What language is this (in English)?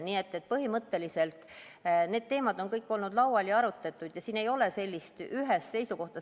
Estonian